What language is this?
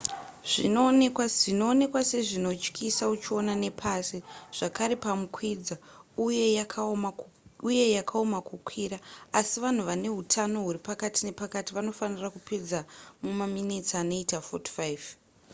Shona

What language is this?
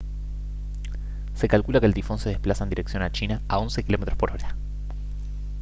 Spanish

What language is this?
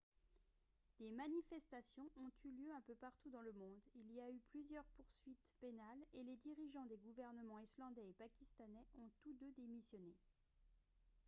French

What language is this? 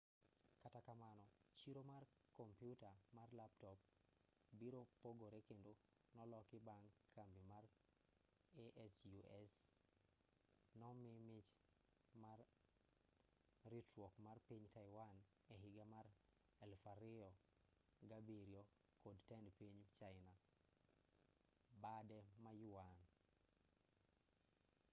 Luo (Kenya and Tanzania)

